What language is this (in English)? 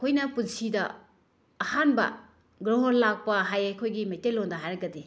Manipuri